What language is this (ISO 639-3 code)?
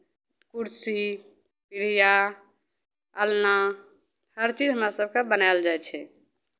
mai